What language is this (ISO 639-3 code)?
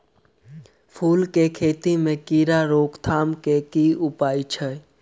mai